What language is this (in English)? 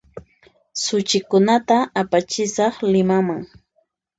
Puno Quechua